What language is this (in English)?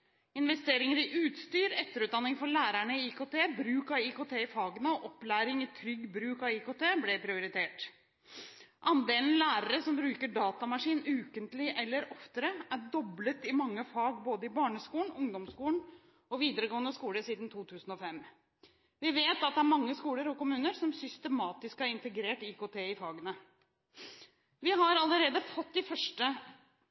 Norwegian Bokmål